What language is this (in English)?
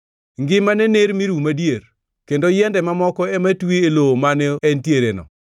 Luo (Kenya and Tanzania)